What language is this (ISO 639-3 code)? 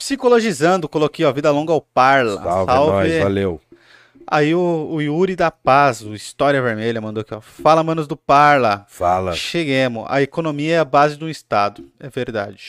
por